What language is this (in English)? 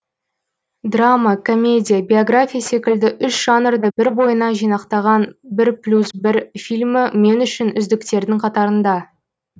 Kazakh